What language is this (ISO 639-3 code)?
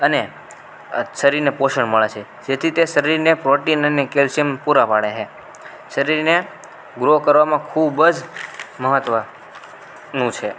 guj